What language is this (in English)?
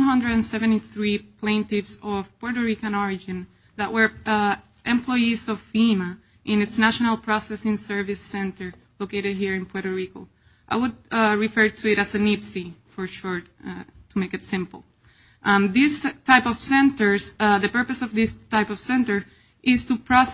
English